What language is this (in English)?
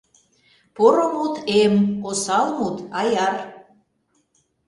Mari